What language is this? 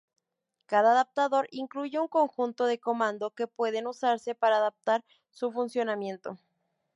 Spanish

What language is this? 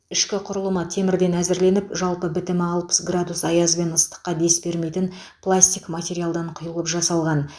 Kazakh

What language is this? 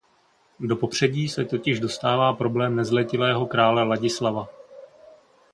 Czech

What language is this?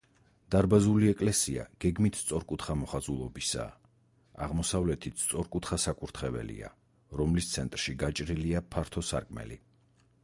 Georgian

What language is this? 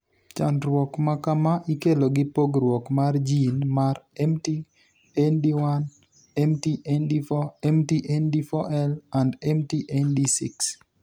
Luo (Kenya and Tanzania)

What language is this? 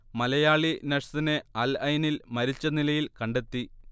Malayalam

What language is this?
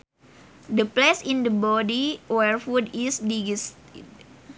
Sundanese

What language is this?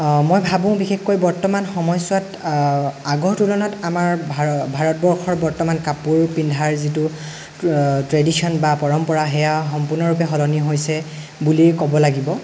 Assamese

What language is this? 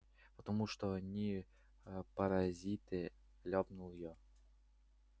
Russian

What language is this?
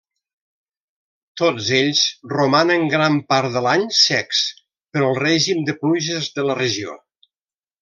Catalan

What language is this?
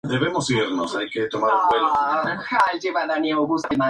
Spanish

